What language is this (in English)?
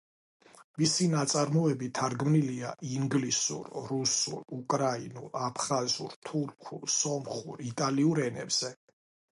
Georgian